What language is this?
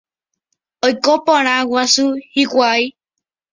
Guarani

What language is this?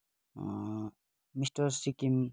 Nepali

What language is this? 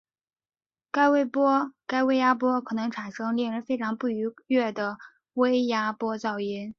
Chinese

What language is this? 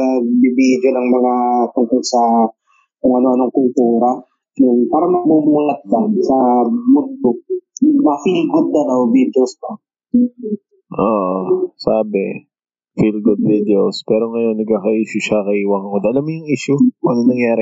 Filipino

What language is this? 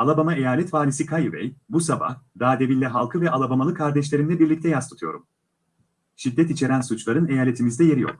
Turkish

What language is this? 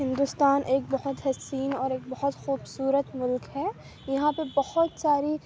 Urdu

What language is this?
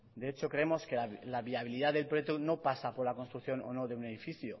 Spanish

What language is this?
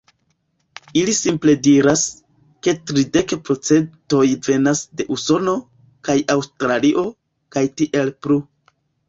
Esperanto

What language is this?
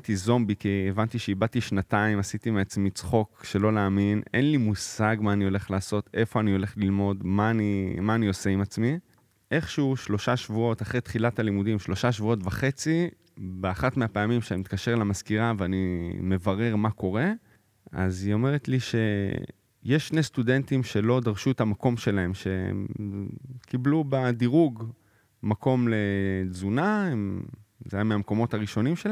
Hebrew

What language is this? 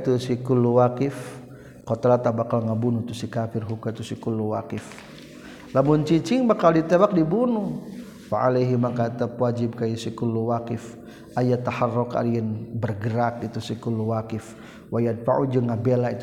Malay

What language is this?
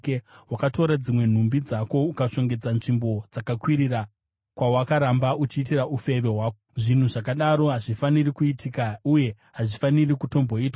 Shona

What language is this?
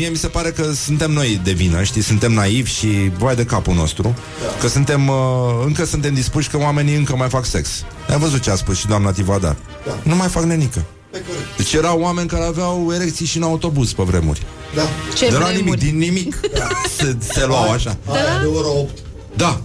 Romanian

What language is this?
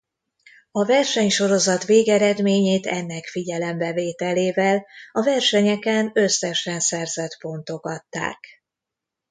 Hungarian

